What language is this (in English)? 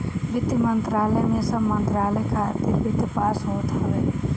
Bhojpuri